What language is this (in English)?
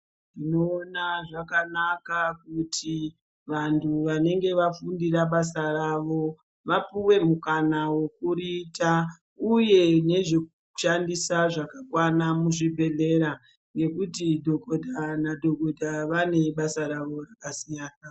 Ndau